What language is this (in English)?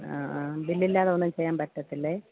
Malayalam